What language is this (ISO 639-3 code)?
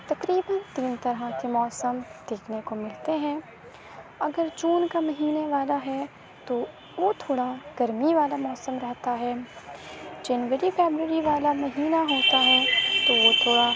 urd